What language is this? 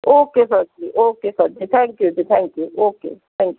Punjabi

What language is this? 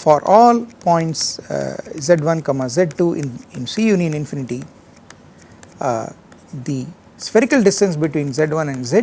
English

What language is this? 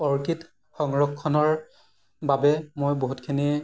Assamese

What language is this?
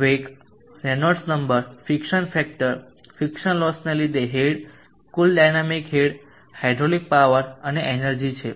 Gujarati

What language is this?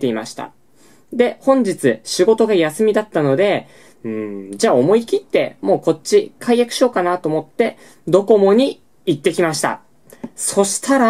Japanese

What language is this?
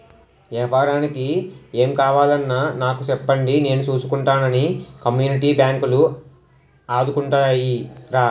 Telugu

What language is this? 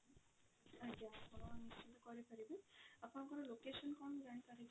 Odia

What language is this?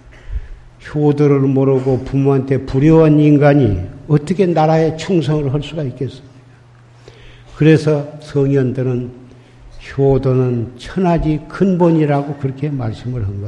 Korean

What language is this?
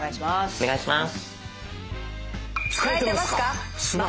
Japanese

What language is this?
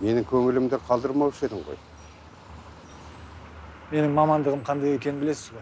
Turkish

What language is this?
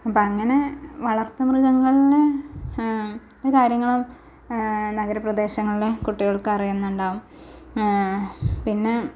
Malayalam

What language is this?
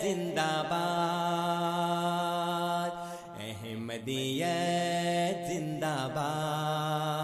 Urdu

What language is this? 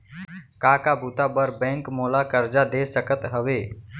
Chhattisgarhi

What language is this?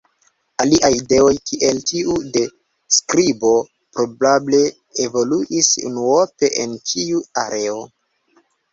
Esperanto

